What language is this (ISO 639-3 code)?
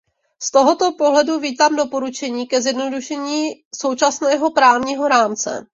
ces